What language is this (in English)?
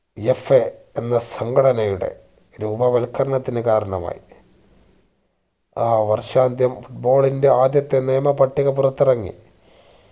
Malayalam